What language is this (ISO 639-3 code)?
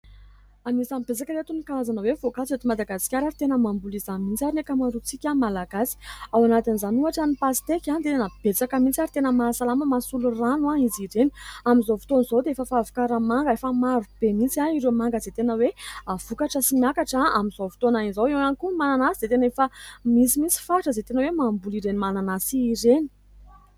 mlg